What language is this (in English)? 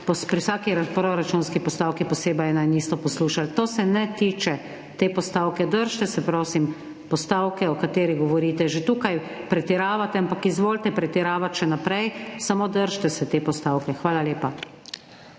Slovenian